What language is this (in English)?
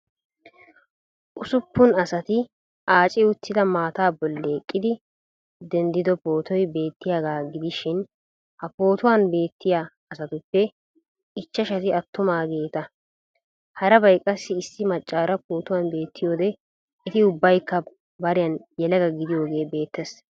Wolaytta